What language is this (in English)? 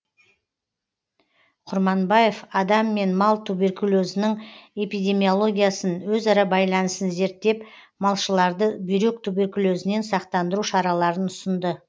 Kazakh